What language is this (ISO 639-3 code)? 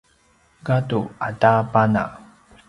pwn